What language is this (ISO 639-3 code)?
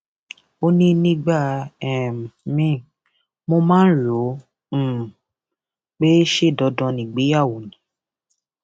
yor